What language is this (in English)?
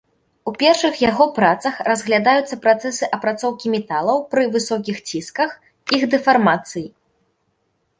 Belarusian